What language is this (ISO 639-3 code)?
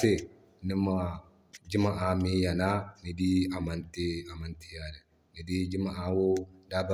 dje